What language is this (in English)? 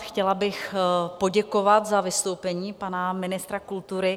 Czech